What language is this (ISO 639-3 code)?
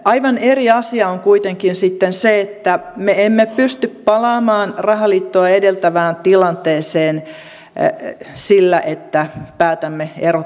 fin